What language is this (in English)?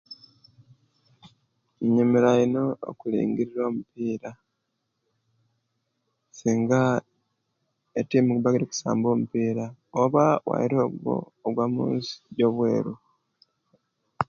Kenyi